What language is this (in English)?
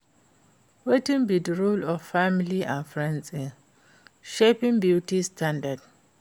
Nigerian Pidgin